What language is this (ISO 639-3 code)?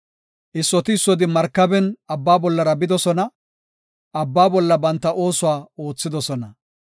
gof